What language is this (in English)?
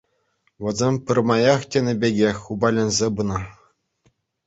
Chuvash